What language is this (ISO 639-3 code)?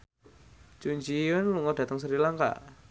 jav